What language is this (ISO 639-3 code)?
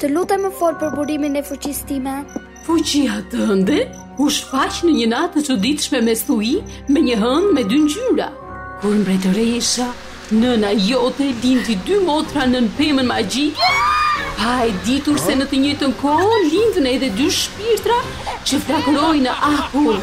ron